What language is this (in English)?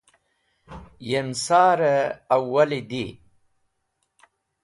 Wakhi